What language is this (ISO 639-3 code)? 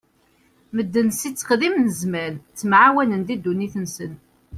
kab